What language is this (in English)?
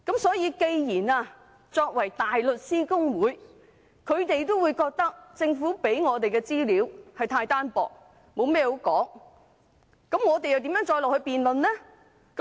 Cantonese